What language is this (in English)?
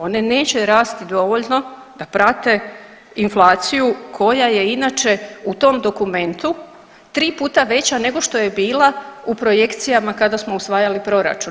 Croatian